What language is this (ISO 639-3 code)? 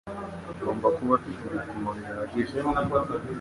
kin